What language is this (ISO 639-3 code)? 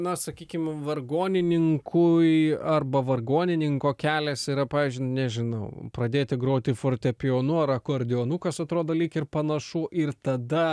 lit